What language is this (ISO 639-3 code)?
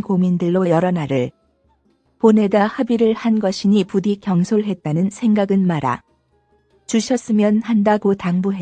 kor